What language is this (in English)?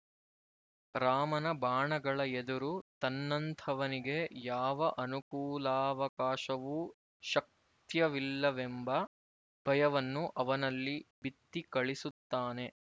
Kannada